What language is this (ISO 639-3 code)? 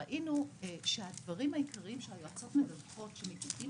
heb